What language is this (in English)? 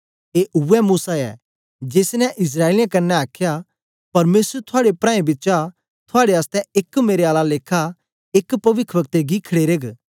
Dogri